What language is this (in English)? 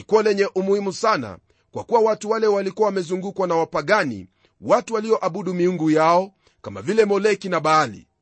Swahili